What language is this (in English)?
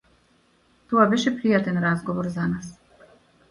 Macedonian